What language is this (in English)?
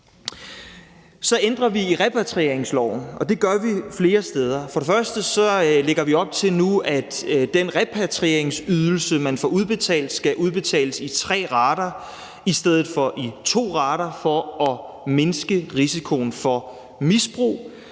Danish